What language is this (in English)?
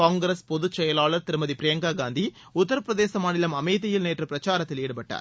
Tamil